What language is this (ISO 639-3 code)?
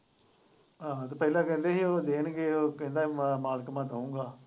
pan